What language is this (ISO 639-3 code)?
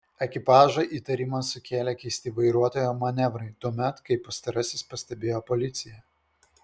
lit